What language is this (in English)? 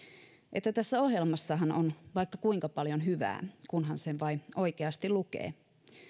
Finnish